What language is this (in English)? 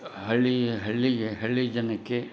Kannada